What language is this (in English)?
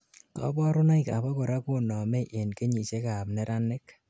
Kalenjin